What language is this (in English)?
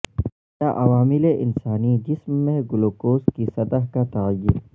Urdu